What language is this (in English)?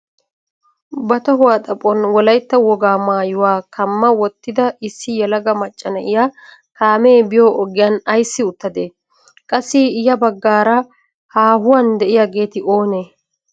Wolaytta